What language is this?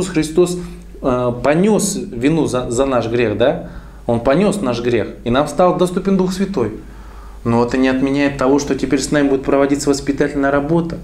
Russian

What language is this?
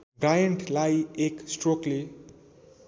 Nepali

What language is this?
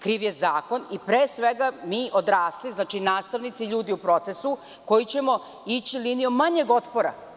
Serbian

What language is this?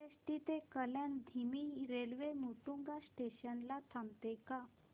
Marathi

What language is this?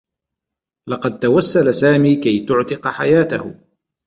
Arabic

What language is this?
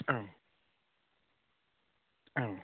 Bodo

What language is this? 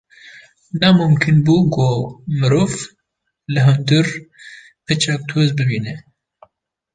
Kurdish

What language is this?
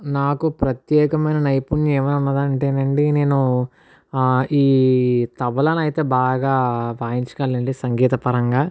Telugu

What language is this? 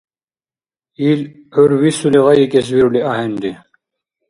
Dargwa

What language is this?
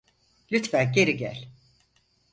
Turkish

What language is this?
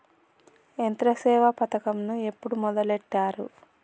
Telugu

